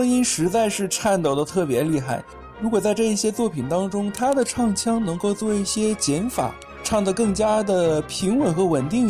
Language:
Chinese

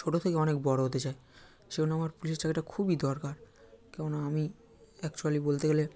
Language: Bangla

